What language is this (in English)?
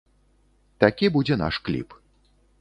Belarusian